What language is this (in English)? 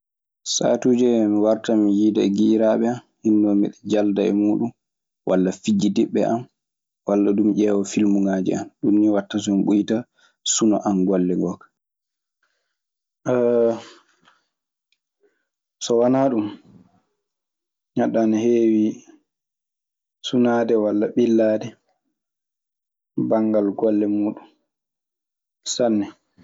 Maasina Fulfulde